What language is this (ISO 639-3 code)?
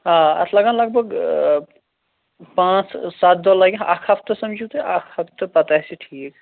kas